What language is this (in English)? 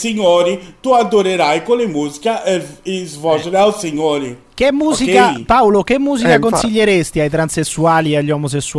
Italian